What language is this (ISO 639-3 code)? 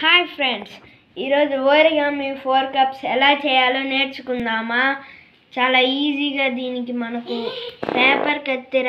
tel